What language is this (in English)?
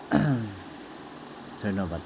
Assamese